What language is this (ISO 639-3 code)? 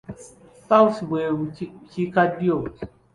lug